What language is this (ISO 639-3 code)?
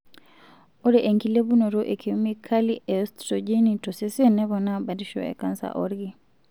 mas